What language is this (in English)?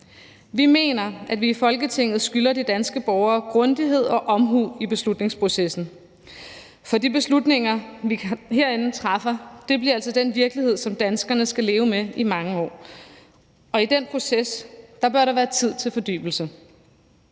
Danish